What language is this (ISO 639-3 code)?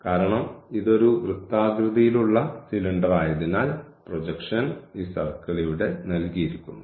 mal